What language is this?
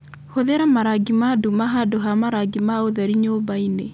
Kikuyu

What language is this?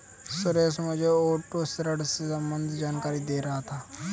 Hindi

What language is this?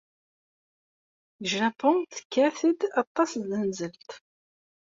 Kabyle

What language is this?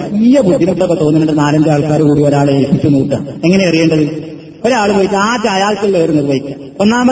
Malayalam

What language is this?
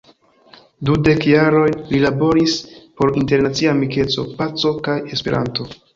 Esperanto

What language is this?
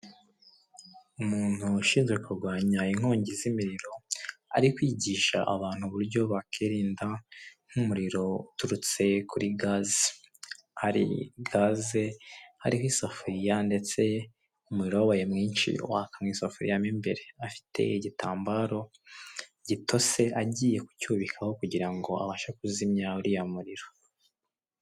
Kinyarwanda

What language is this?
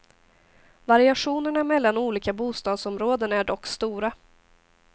Swedish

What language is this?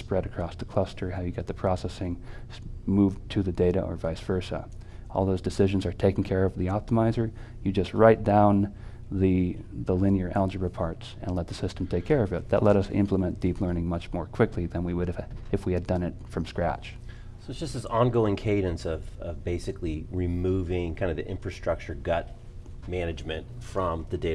English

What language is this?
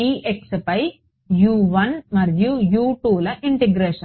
Telugu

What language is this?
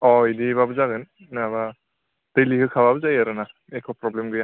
Bodo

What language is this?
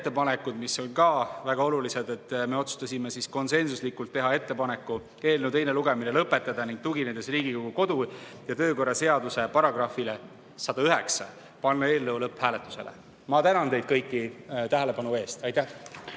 Estonian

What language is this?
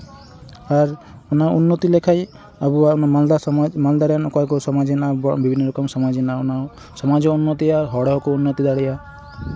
Santali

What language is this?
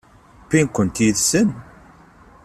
Kabyle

